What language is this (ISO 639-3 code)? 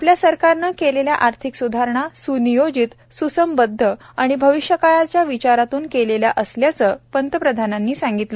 mar